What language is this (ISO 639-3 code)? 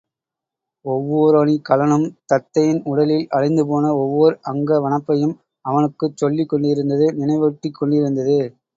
tam